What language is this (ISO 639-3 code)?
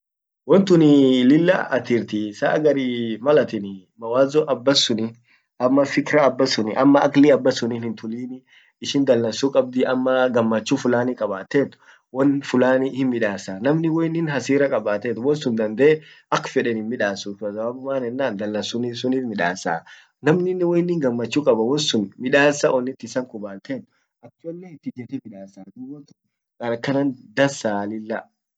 orc